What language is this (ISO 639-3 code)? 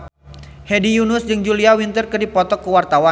sun